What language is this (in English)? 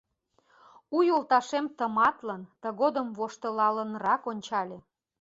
Mari